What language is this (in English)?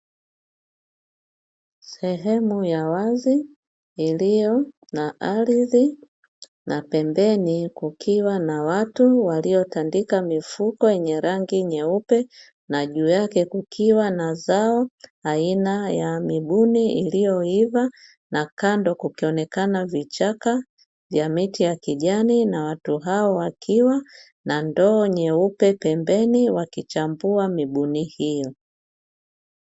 Swahili